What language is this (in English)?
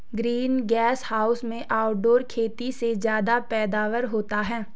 Hindi